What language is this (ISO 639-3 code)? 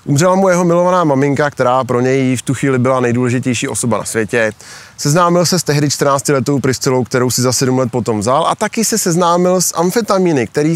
ces